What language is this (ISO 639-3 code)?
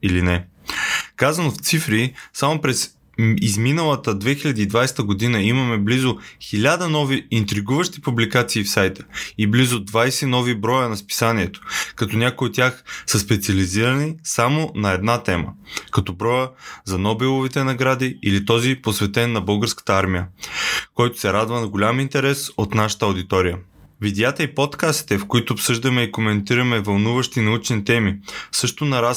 bul